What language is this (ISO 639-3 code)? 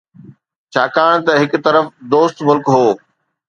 snd